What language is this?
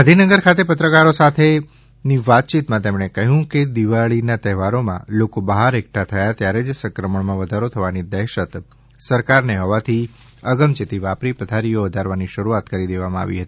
Gujarati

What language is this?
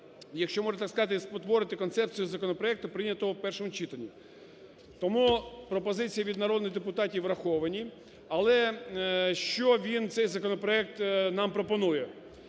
Ukrainian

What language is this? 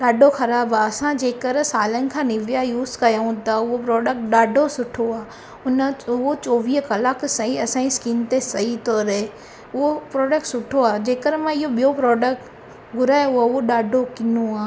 Sindhi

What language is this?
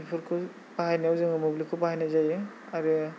Bodo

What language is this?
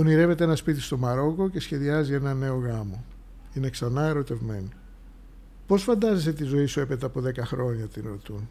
Greek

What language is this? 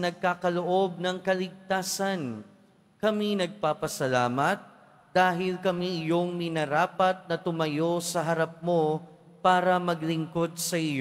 Filipino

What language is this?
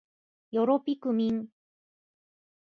Japanese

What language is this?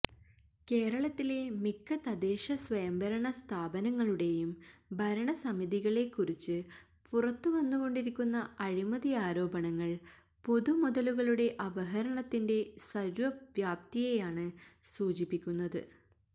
Malayalam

